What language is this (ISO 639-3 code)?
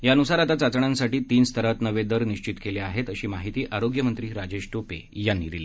mar